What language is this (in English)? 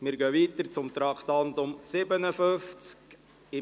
Swiss German